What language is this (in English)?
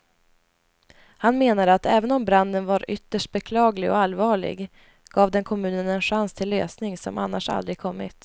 Swedish